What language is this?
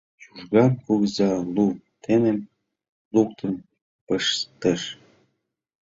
Mari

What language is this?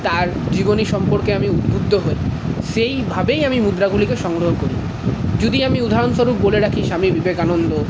Bangla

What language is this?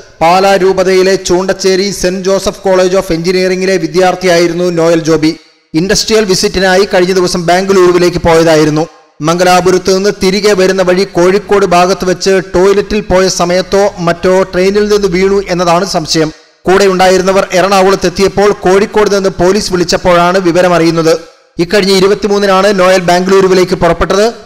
Malayalam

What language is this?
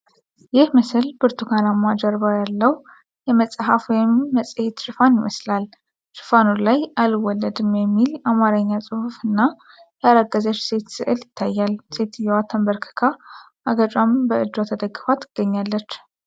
Amharic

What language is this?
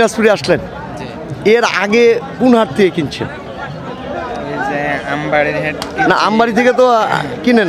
Turkish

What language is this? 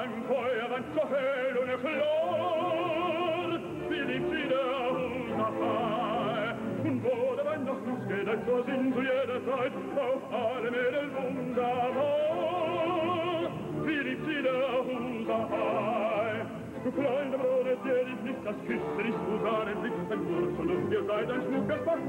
Arabic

